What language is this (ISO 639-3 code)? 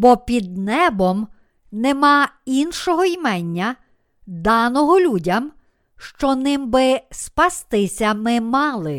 ukr